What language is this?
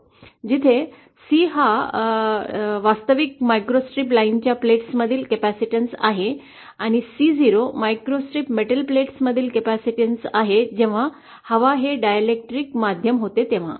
Marathi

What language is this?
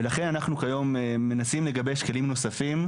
Hebrew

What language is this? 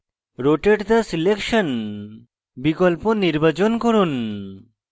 Bangla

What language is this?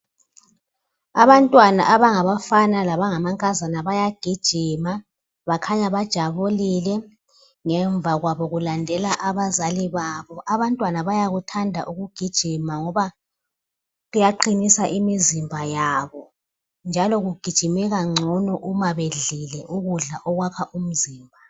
North Ndebele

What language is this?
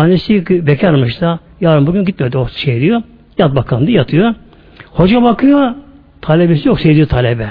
Turkish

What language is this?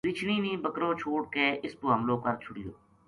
Gujari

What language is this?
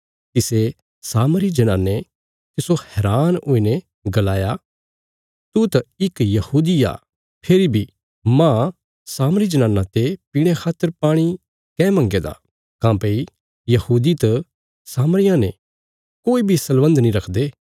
Bilaspuri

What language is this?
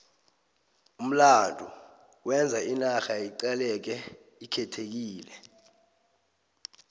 South Ndebele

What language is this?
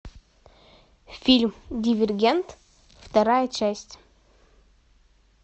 Russian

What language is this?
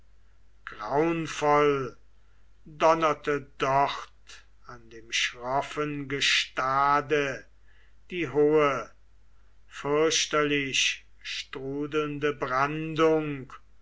German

